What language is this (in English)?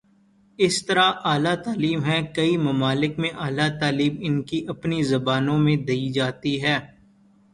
Urdu